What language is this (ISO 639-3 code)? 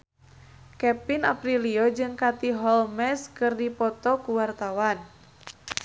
sun